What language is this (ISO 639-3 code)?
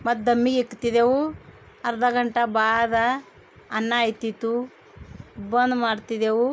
kan